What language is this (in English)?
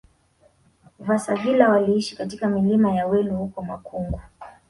Swahili